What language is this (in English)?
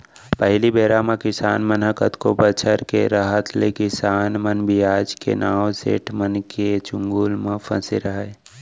Chhattisgarhi